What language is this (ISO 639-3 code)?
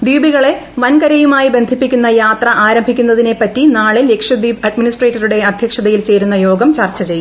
mal